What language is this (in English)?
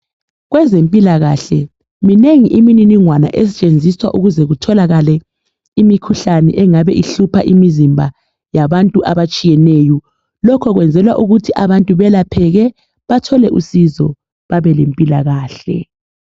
North Ndebele